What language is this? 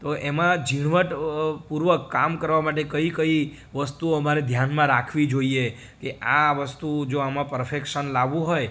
Gujarati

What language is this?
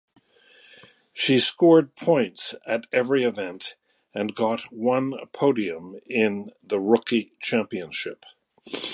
English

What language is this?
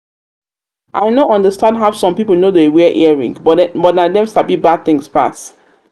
Nigerian Pidgin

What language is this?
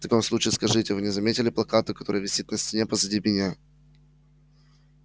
Russian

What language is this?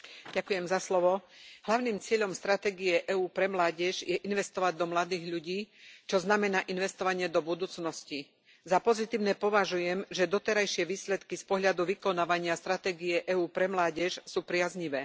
Slovak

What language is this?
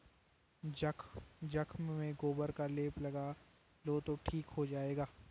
Hindi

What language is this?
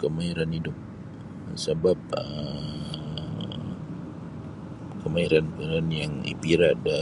Sabah Bisaya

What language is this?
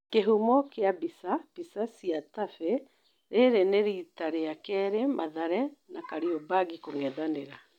Kikuyu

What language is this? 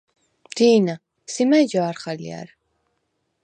Svan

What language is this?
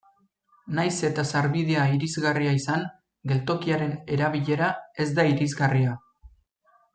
Basque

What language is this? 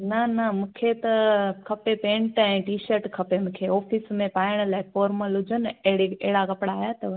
Sindhi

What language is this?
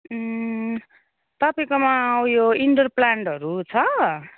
Nepali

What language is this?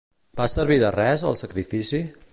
Catalan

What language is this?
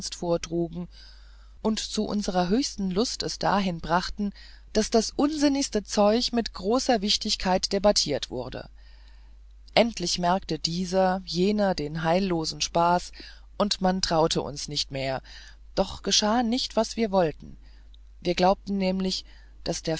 German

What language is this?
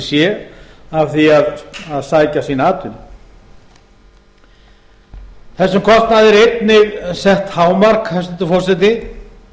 Icelandic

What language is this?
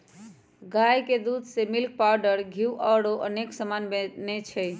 Magahi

